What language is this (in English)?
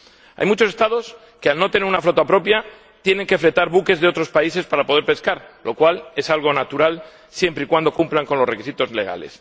Spanish